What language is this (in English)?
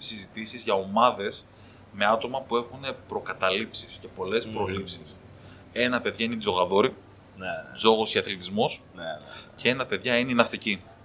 Greek